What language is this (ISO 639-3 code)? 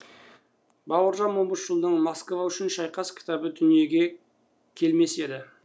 kaz